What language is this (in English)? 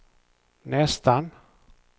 Swedish